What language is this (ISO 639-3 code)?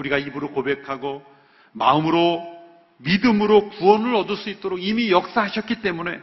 kor